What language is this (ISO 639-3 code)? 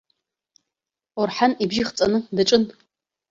abk